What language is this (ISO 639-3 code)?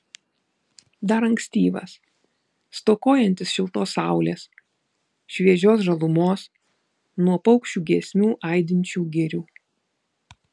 lit